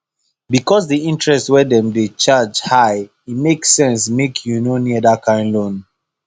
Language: Nigerian Pidgin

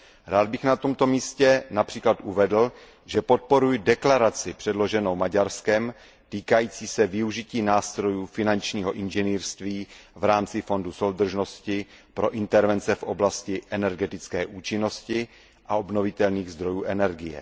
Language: Czech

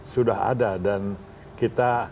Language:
Indonesian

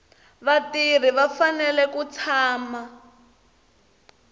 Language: Tsonga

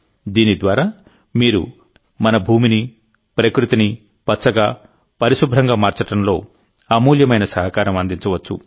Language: Telugu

